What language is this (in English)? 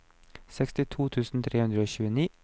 Norwegian